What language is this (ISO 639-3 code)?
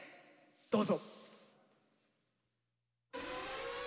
jpn